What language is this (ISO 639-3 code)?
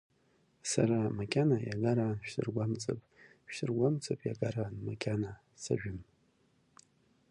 abk